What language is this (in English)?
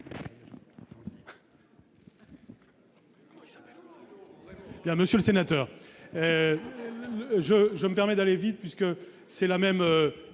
French